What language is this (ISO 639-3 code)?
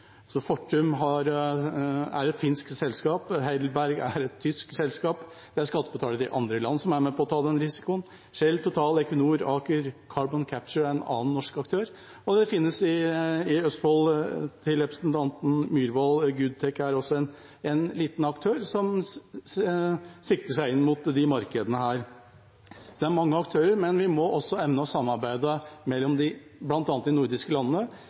nob